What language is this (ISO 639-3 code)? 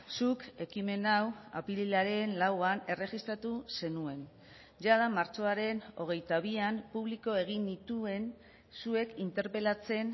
eus